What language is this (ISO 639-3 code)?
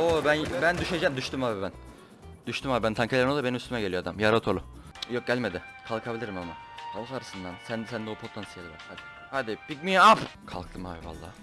tur